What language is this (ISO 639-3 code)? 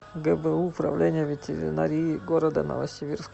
rus